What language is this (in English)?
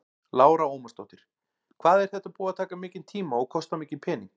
Icelandic